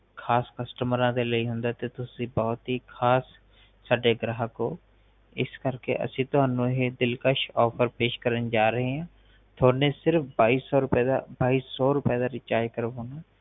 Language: Punjabi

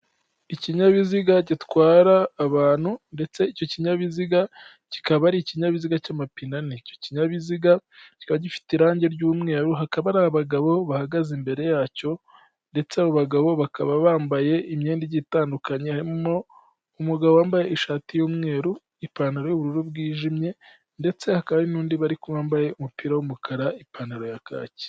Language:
Kinyarwanda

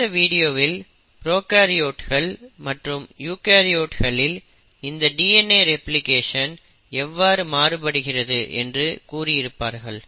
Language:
Tamil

